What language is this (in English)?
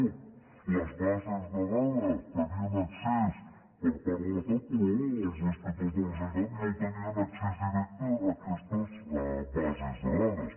Catalan